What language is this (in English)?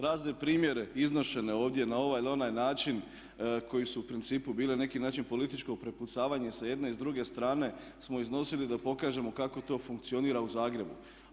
Croatian